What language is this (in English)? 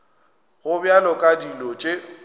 Northern Sotho